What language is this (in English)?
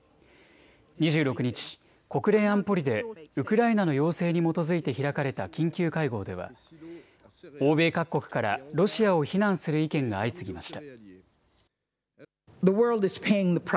Japanese